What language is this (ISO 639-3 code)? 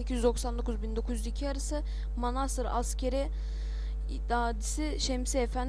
tur